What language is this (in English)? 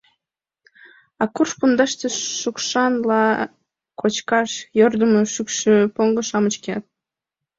Mari